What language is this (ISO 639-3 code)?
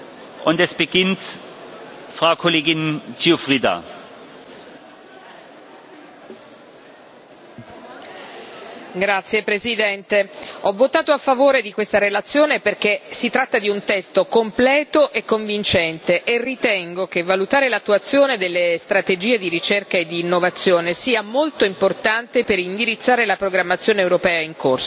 ita